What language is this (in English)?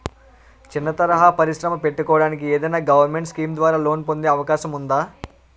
Telugu